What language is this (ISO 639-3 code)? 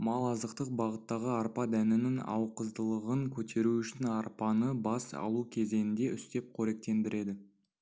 kaz